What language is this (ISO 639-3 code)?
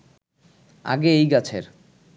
ben